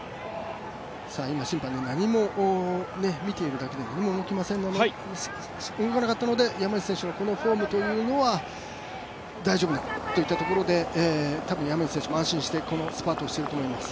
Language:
Japanese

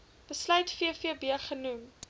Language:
Afrikaans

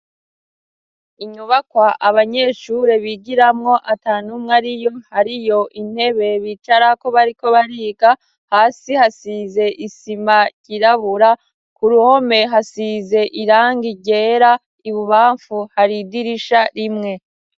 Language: Rundi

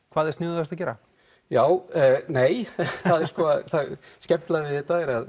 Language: Icelandic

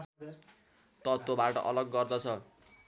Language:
Nepali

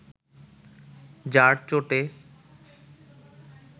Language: Bangla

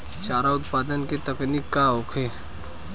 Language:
Bhojpuri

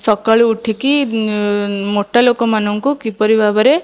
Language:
Odia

